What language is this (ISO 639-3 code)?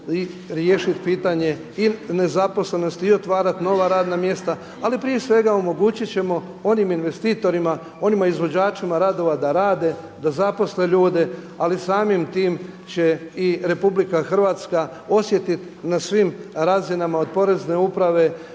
hrv